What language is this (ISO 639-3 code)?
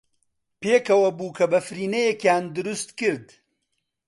ckb